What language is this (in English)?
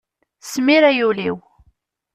Kabyle